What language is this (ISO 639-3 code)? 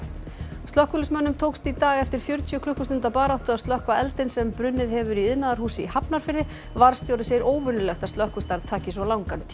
isl